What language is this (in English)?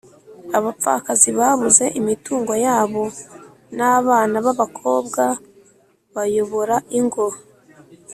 Kinyarwanda